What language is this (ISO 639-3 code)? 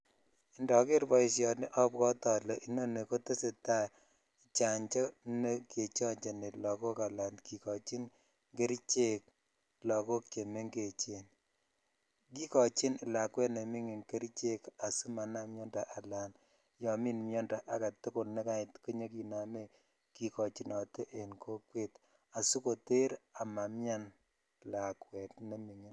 kln